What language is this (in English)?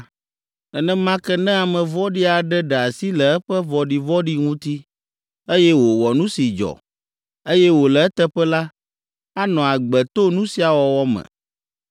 Ewe